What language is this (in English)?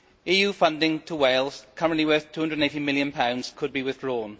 English